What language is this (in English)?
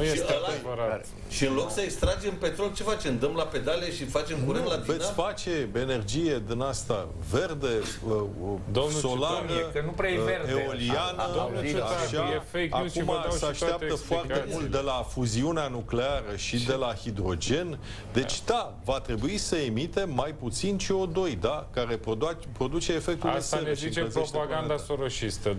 Romanian